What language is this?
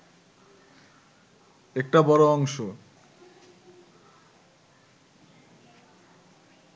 Bangla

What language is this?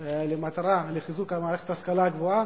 Hebrew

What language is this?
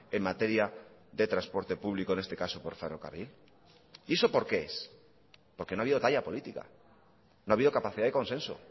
Spanish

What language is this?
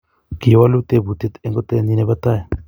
Kalenjin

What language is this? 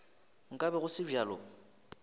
Northern Sotho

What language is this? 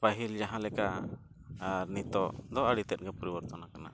Santali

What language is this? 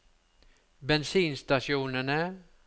Norwegian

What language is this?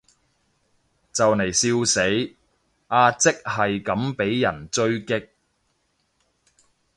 Cantonese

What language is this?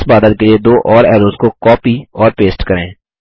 Hindi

